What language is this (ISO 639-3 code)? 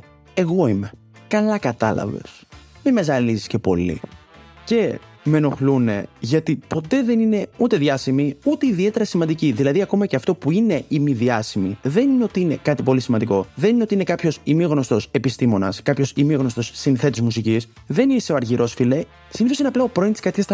ell